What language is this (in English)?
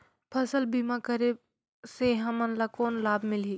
Chhattisgarhi